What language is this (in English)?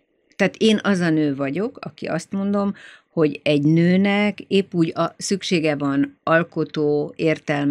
Hungarian